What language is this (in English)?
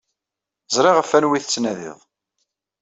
Kabyle